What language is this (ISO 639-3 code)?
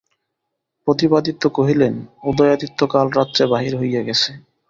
ben